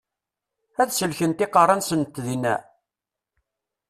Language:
Kabyle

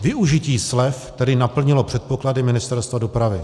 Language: Czech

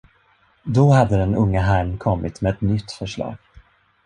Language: Swedish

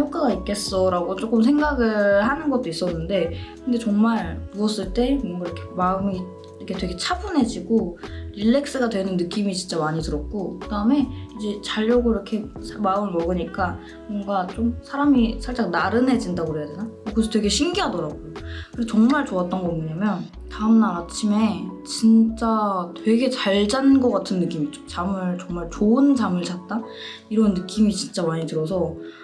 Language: Korean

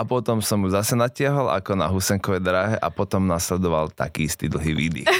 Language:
Slovak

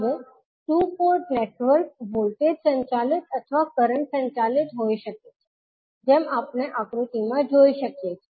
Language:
Gujarati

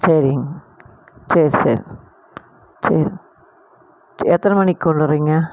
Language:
Tamil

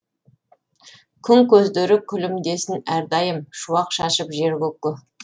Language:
Kazakh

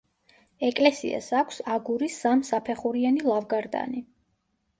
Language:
Georgian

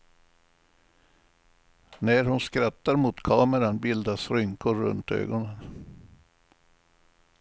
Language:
Swedish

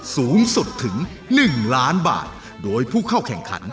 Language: Thai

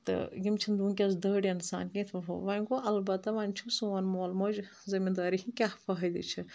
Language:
Kashmiri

